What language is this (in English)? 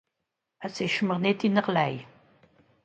Swiss German